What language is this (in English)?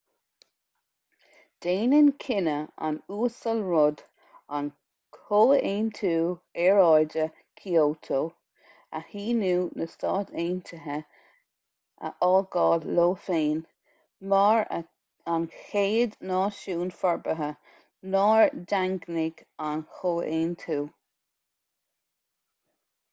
Irish